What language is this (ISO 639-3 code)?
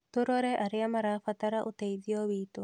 kik